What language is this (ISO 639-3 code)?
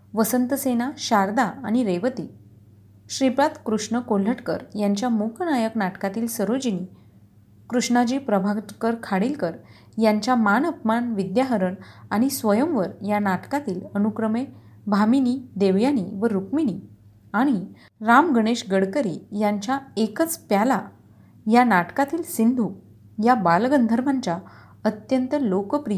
mar